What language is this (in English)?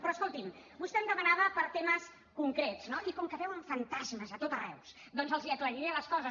Catalan